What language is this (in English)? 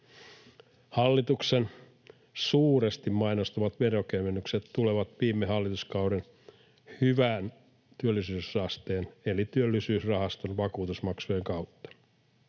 Finnish